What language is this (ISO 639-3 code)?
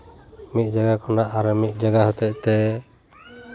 sat